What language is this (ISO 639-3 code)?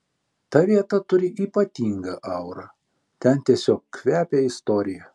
lit